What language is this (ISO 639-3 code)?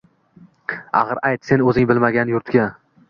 uzb